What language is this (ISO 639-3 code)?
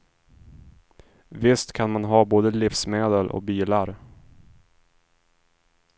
swe